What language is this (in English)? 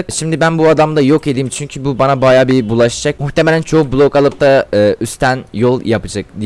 Turkish